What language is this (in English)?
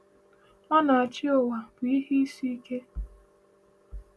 Igbo